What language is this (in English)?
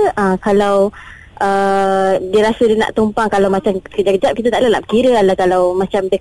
Malay